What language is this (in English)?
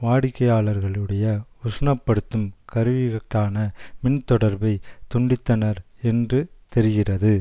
Tamil